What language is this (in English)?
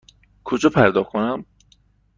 Persian